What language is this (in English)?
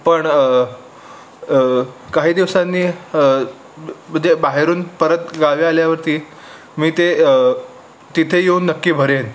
Marathi